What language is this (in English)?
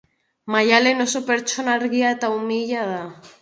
Basque